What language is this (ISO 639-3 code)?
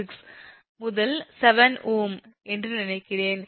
tam